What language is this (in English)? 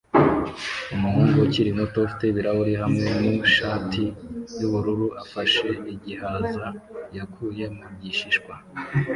Kinyarwanda